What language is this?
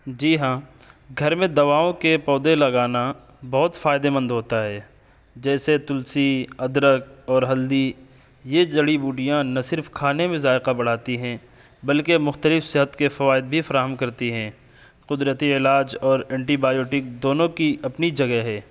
Urdu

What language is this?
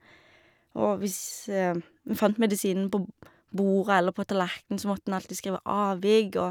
Norwegian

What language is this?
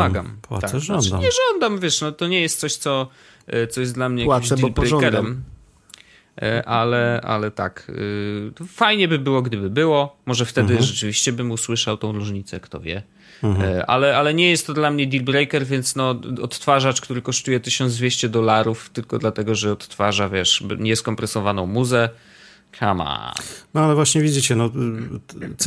Polish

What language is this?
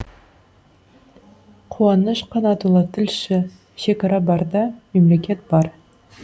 Kazakh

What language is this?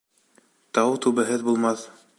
Bashkir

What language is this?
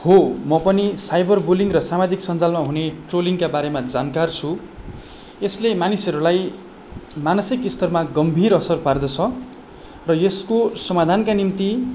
Nepali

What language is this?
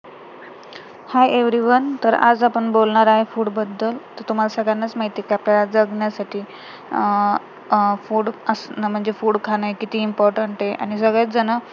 Marathi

